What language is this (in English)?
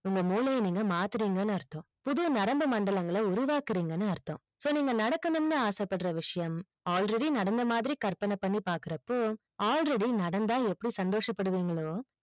Tamil